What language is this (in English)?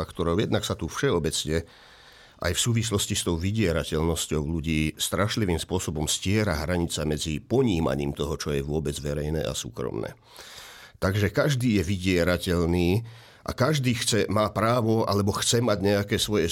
Slovak